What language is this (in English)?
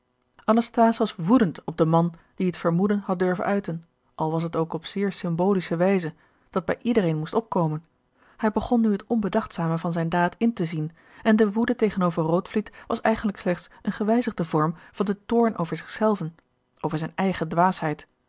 Dutch